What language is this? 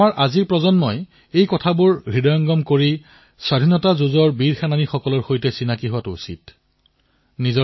Assamese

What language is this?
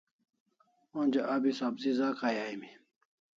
Kalasha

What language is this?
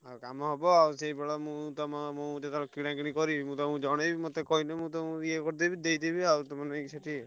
Odia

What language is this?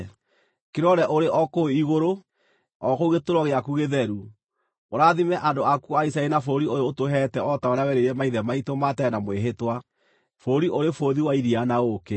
Kikuyu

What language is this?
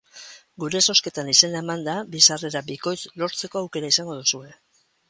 Basque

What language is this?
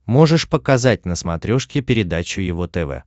Russian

